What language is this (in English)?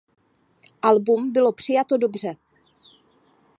Czech